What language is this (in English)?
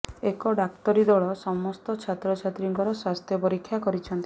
Odia